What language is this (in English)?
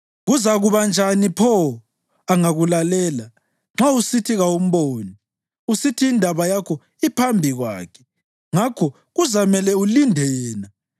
North Ndebele